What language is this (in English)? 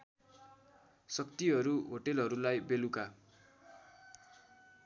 Nepali